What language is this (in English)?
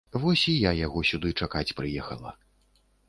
Belarusian